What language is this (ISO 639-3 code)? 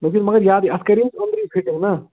kas